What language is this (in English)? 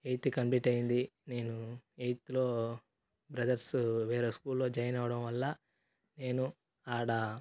Telugu